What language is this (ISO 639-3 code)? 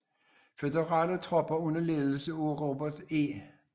dan